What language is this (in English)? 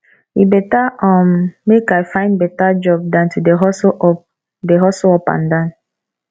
Nigerian Pidgin